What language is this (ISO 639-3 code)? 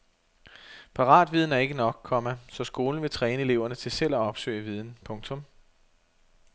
dan